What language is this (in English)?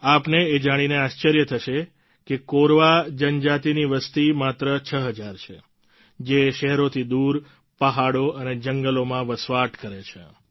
Gujarati